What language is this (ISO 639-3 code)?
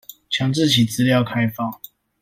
zho